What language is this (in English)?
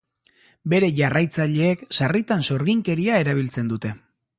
Basque